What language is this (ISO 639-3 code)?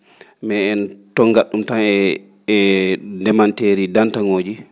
ful